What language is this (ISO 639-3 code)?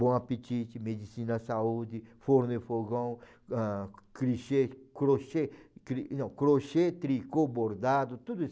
por